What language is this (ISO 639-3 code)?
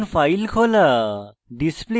ben